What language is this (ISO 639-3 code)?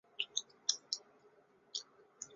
zho